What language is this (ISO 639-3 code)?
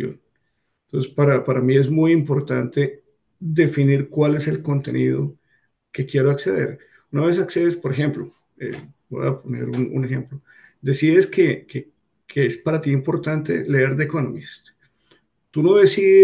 spa